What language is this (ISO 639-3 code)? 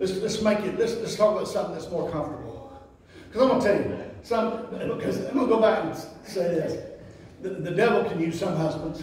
eng